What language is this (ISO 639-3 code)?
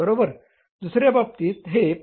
mar